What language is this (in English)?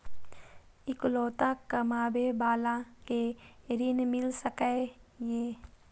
Maithili